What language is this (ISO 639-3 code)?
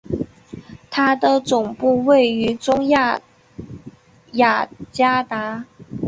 zho